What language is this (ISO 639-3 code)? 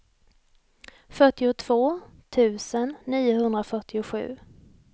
swe